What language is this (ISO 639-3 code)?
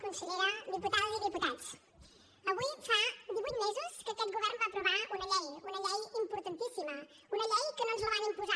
cat